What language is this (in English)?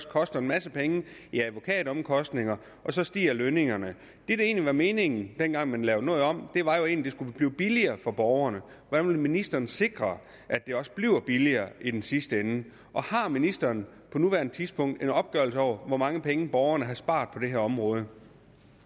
Danish